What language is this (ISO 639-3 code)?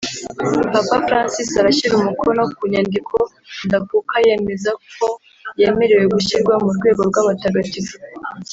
kin